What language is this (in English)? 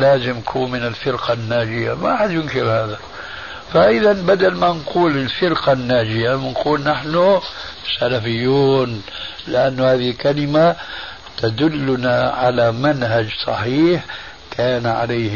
Arabic